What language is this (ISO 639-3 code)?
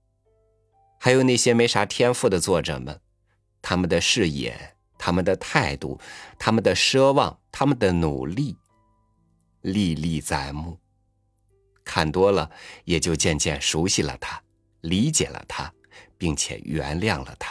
zho